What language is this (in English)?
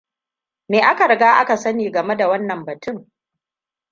Hausa